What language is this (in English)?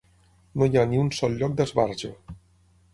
Catalan